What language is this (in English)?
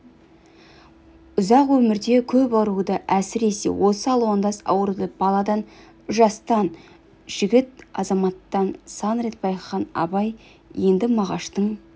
Kazakh